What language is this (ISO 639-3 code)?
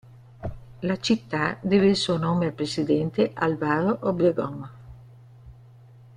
ita